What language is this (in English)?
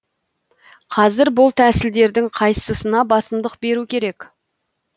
Kazakh